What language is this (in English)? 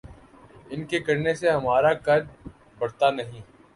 Urdu